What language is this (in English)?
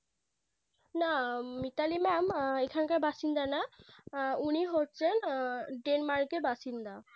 Bangla